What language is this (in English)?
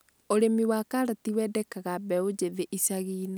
Kikuyu